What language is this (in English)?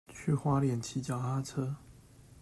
Chinese